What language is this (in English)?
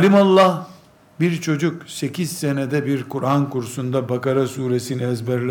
Turkish